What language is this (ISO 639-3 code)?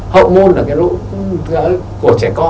vie